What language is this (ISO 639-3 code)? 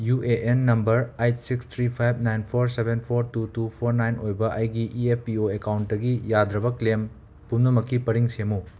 mni